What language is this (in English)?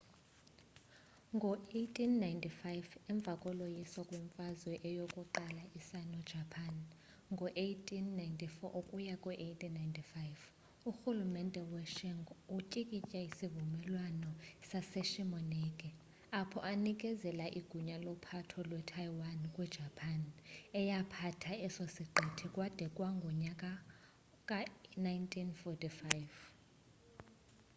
Xhosa